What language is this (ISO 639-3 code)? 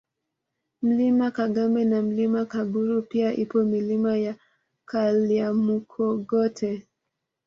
swa